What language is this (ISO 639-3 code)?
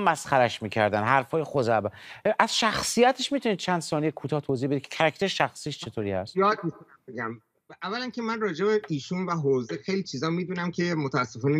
fas